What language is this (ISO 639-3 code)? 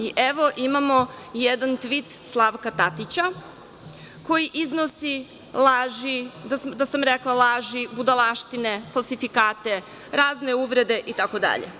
srp